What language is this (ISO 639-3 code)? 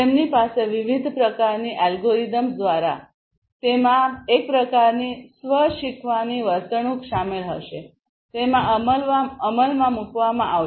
guj